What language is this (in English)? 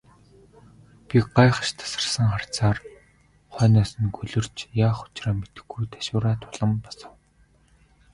Mongolian